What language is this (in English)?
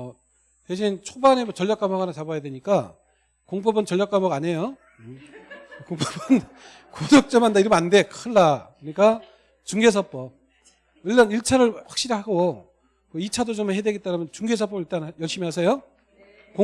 Korean